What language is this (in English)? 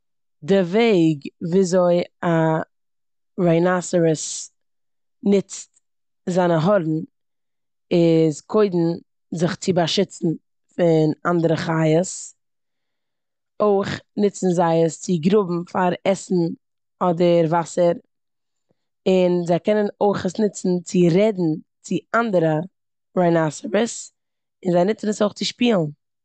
Yiddish